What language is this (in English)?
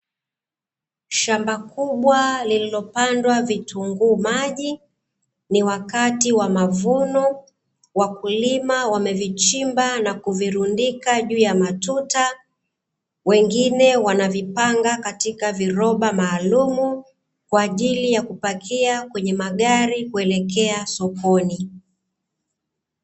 Swahili